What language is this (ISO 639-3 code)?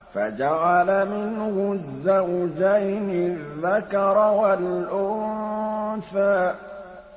ara